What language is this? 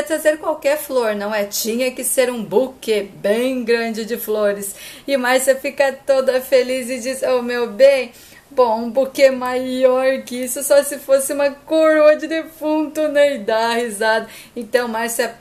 Portuguese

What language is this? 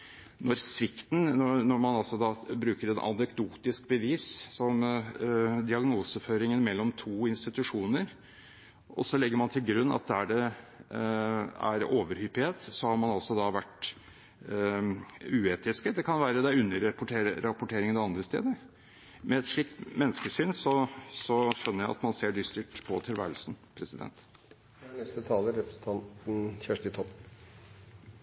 Norwegian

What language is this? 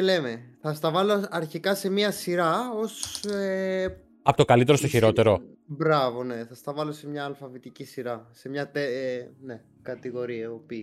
Greek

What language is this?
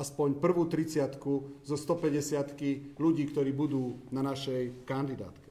Slovak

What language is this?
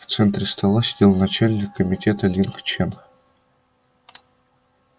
Russian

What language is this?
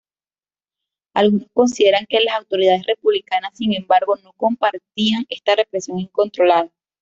Spanish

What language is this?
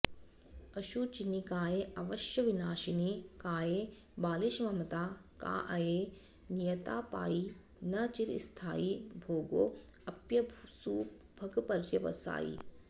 Sanskrit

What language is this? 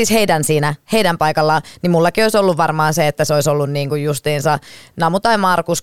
Finnish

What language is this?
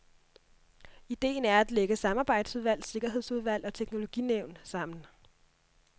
Danish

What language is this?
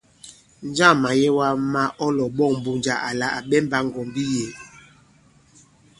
Bankon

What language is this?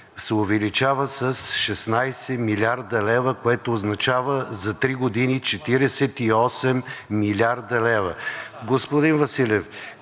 Bulgarian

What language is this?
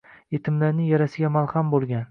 Uzbek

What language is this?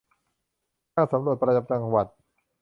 Thai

